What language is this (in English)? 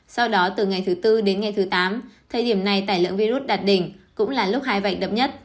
Vietnamese